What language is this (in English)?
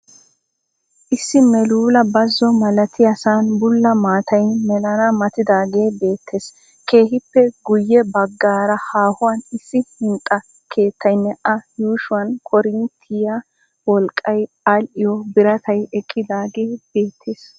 Wolaytta